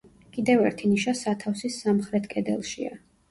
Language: Georgian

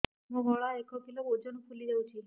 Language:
Odia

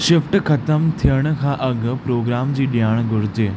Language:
Sindhi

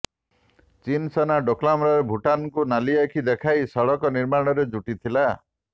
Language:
Odia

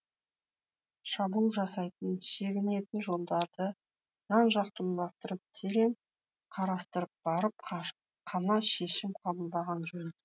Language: Kazakh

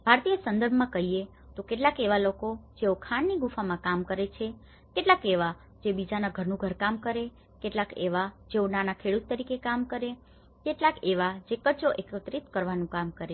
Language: Gujarati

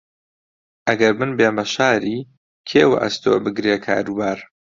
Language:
Central Kurdish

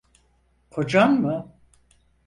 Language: Turkish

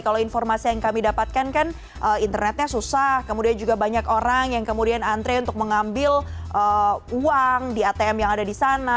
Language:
Indonesian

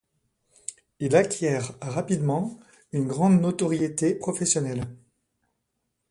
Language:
French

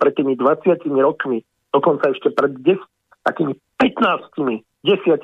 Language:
Slovak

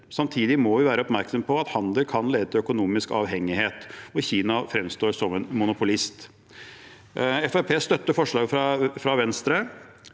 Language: Norwegian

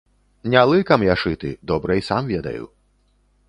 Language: Belarusian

